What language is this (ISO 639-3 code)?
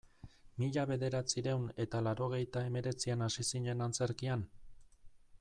eus